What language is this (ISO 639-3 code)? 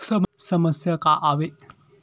hne